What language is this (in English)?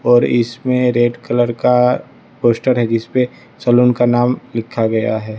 Hindi